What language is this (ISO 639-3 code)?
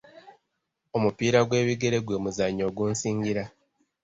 lug